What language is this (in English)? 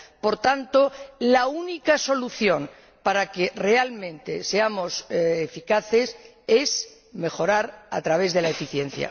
Spanish